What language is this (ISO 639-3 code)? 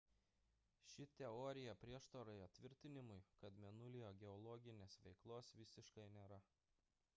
lit